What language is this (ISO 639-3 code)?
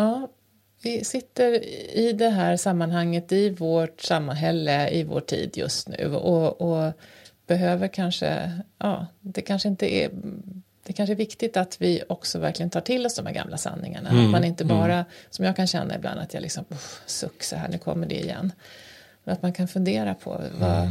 swe